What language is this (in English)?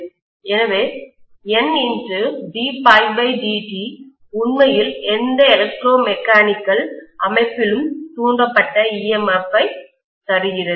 Tamil